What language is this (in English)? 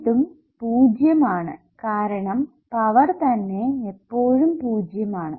Malayalam